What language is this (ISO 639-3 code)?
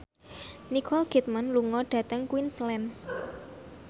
jav